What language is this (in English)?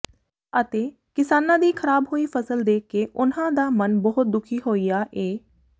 Punjabi